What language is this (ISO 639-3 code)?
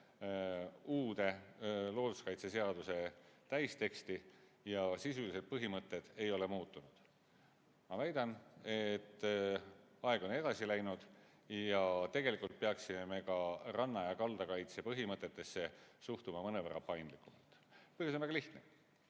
est